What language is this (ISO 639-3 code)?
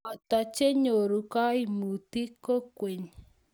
kln